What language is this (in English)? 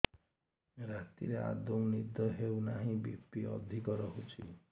Odia